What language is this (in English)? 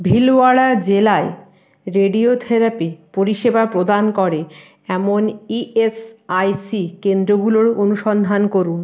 Bangla